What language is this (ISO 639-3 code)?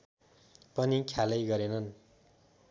nep